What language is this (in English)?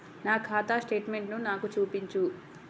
Telugu